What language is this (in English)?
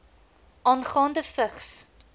Afrikaans